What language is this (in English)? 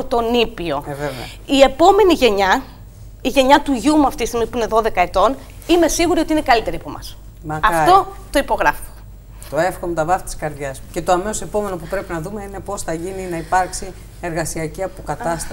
Greek